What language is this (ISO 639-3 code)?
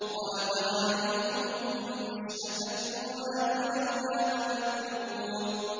ara